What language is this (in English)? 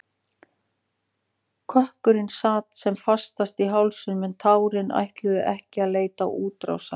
Icelandic